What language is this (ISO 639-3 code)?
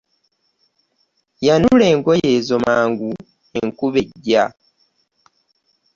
lug